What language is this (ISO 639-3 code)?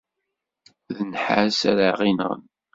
kab